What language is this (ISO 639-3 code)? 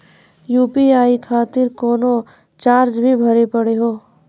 mai